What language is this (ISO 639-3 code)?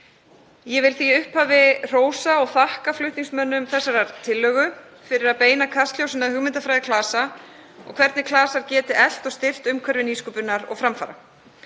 isl